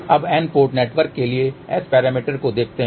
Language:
Hindi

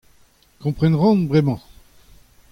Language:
Breton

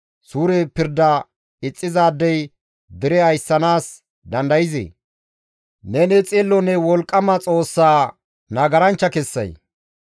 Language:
Gamo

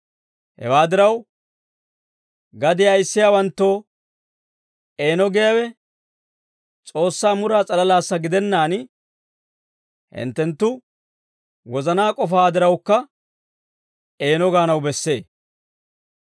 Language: Dawro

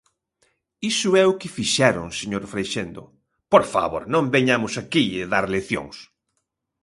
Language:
Galician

